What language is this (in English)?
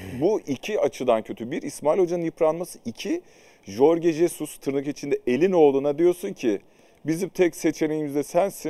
Turkish